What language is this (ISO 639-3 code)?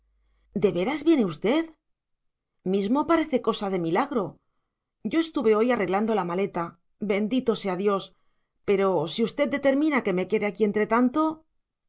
spa